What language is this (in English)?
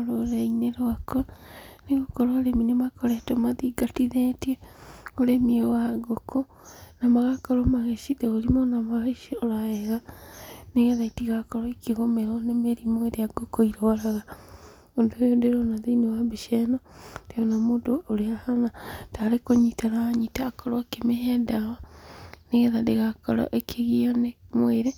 Kikuyu